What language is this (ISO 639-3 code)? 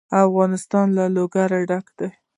pus